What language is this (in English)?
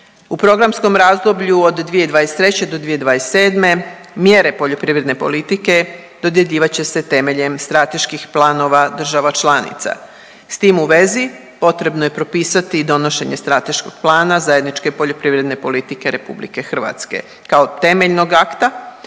Croatian